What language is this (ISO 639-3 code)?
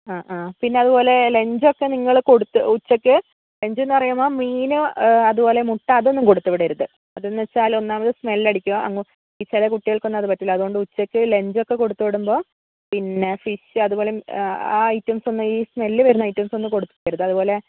mal